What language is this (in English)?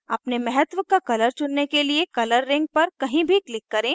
Hindi